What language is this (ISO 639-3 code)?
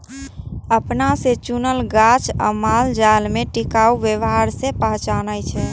mai